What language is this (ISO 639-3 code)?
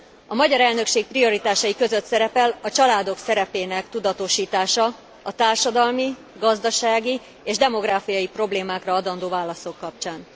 hun